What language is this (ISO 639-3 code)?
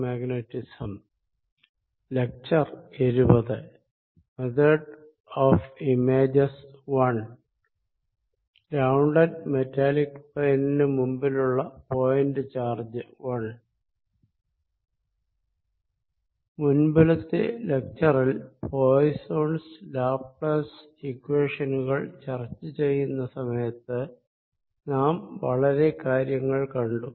mal